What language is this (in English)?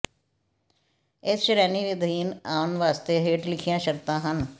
Punjabi